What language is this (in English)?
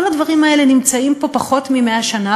Hebrew